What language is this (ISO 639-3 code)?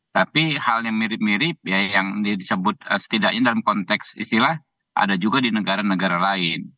ind